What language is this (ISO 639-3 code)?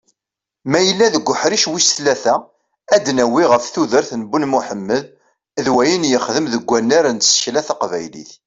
kab